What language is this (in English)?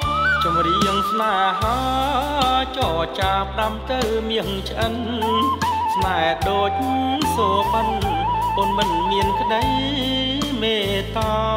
Thai